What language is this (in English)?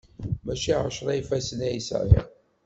Kabyle